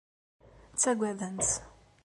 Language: Kabyle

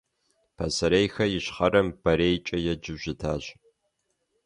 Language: Kabardian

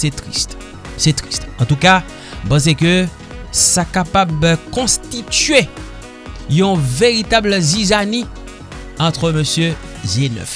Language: French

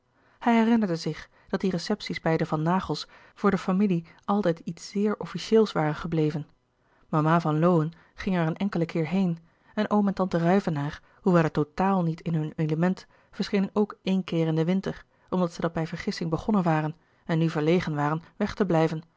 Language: Dutch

